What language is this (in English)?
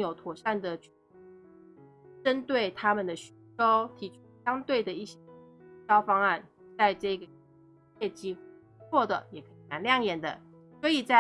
Chinese